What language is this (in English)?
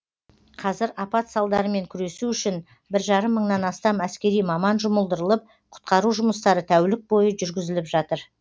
Kazakh